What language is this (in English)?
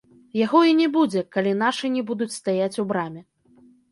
Belarusian